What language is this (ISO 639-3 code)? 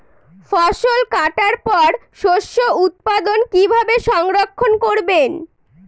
ben